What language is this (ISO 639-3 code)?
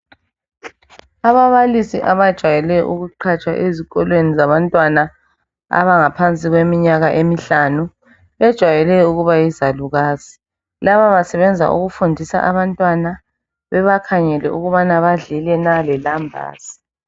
nde